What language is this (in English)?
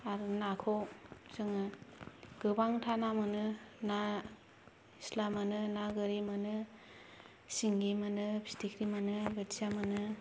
Bodo